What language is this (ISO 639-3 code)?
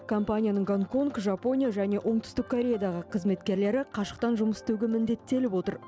kaz